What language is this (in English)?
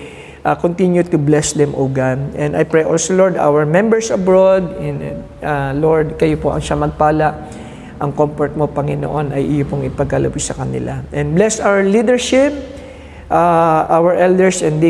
Filipino